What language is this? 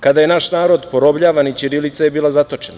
Serbian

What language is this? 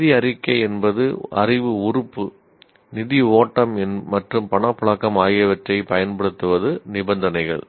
Tamil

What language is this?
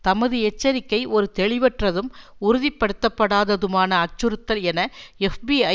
Tamil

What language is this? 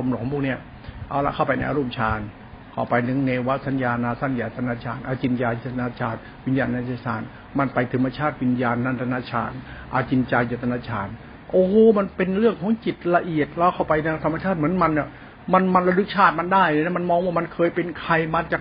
Thai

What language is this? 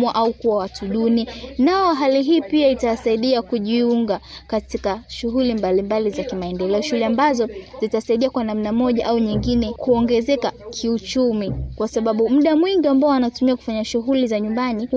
Swahili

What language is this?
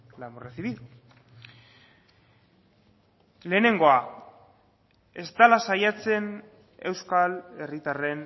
Basque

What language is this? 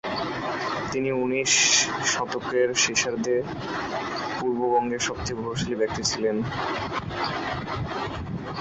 Bangla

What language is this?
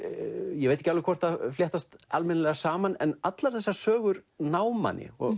Icelandic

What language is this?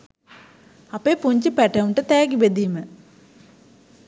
Sinhala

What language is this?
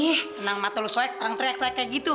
Indonesian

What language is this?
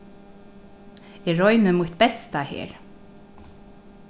Faroese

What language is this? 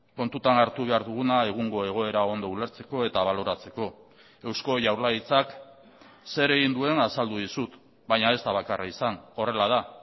Basque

